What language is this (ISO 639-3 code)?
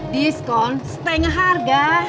ind